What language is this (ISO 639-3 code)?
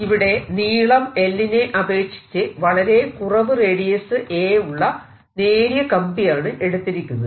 mal